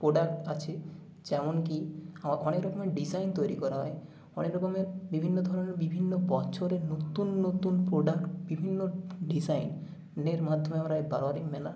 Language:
Bangla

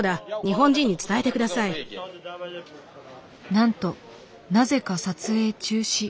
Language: Japanese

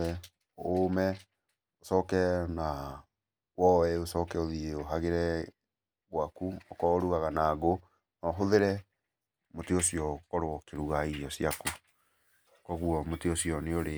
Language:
Kikuyu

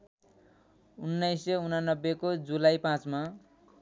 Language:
Nepali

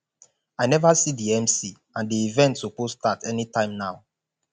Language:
Nigerian Pidgin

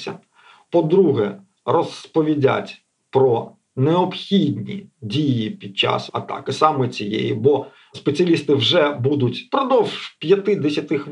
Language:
Ukrainian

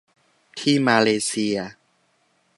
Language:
Thai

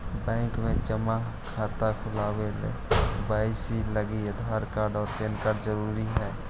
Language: Magahi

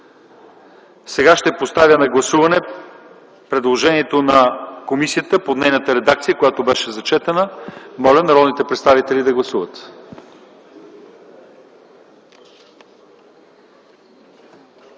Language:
Bulgarian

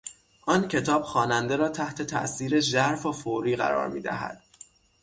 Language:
Persian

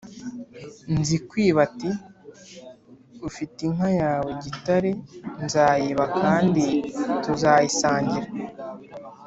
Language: Kinyarwanda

